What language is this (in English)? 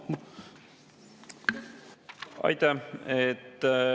Estonian